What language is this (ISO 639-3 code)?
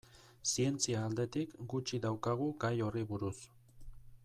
eus